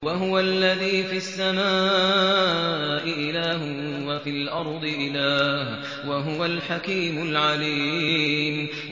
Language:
Arabic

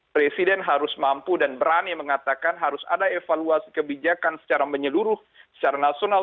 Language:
Indonesian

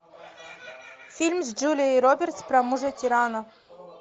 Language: Russian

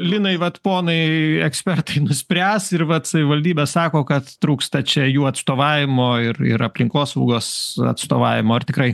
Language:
Lithuanian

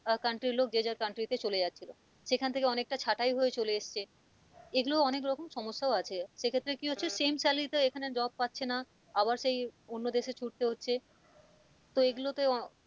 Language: Bangla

